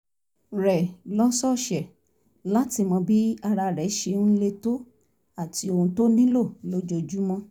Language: Yoruba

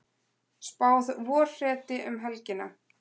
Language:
Icelandic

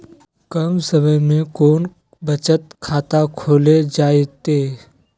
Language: Magahi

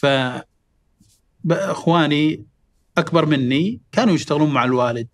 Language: Arabic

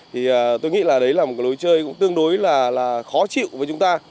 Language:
Vietnamese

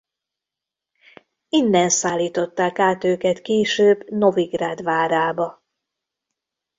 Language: Hungarian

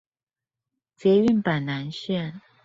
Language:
Chinese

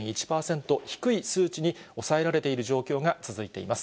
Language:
Japanese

